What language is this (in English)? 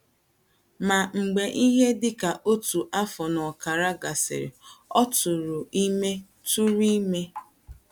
Igbo